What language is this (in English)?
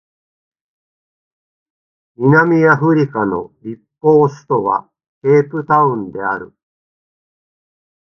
Japanese